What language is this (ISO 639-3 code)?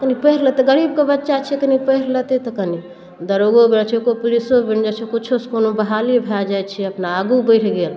mai